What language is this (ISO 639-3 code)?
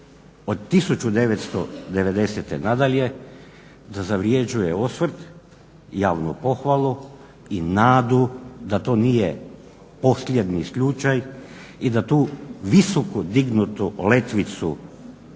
hrv